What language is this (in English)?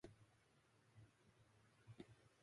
Japanese